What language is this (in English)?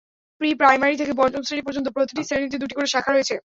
Bangla